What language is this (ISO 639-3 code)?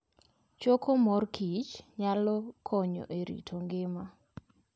luo